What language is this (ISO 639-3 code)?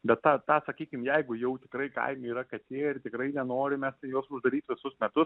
lit